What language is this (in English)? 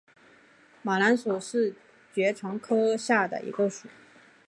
Chinese